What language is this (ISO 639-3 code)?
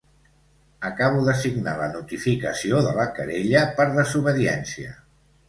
cat